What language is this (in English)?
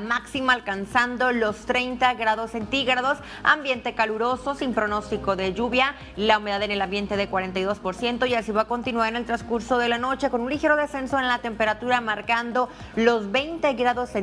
Spanish